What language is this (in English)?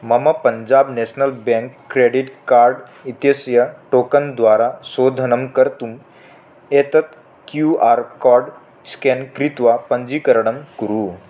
Sanskrit